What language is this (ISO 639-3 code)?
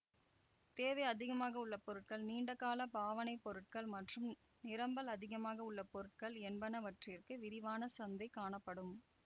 tam